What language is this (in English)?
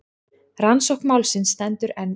Icelandic